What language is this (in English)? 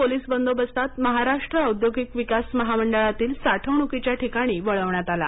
Marathi